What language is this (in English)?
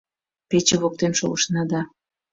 Mari